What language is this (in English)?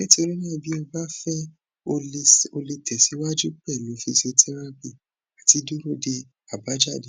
Yoruba